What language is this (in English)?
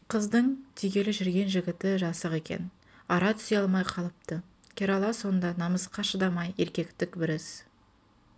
Kazakh